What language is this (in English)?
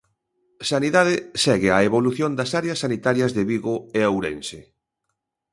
Galician